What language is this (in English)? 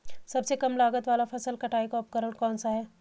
Hindi